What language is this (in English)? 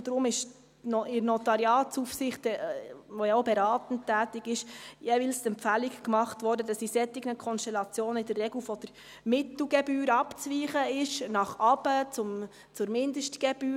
Swiss German